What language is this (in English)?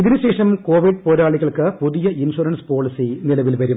Malayalam